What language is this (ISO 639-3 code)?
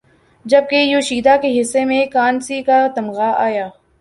urd